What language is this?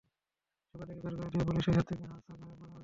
Bangla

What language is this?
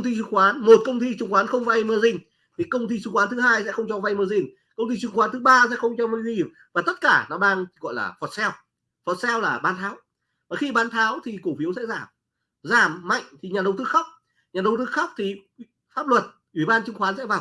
Vietnamese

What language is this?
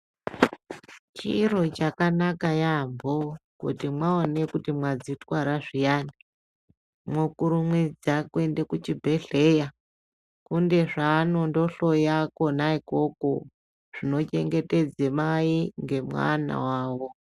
Ndau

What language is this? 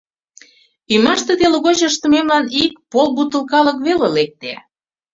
Mari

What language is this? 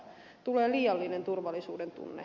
Finnish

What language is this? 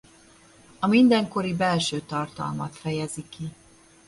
Hungarian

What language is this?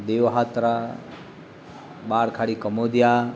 Gujarati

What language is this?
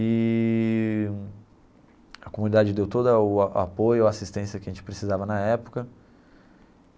Portuguese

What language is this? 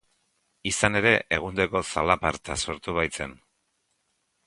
Basque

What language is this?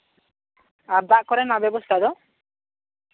Santali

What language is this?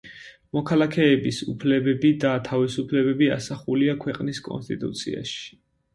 Georgian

